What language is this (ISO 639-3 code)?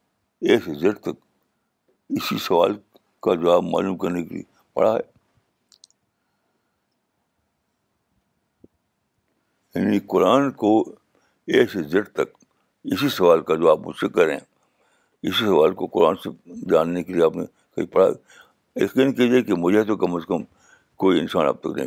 urd